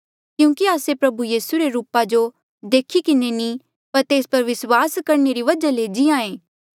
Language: Mandeali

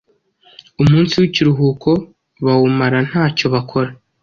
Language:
Kinyarwanda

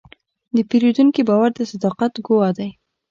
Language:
Pashto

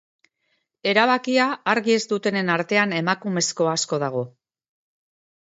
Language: Basque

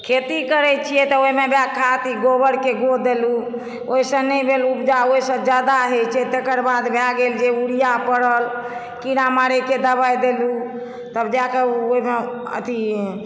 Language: Maithili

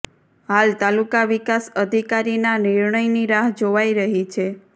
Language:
Gujarati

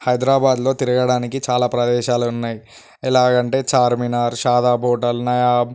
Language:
Telugu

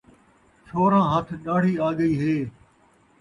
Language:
Saraiki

